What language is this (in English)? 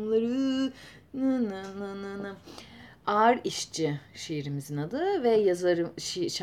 Turkish